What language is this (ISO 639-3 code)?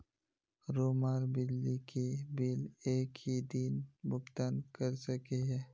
mag